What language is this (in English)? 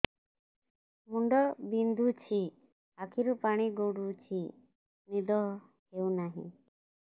Odia